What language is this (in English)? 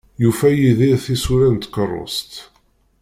Kabyle